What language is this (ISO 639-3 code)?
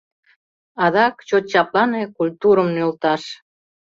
chm